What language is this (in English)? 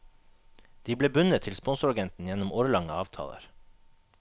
Norwegian